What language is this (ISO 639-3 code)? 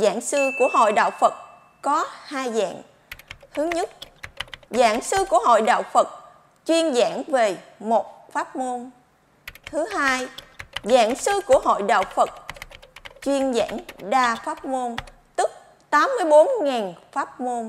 vie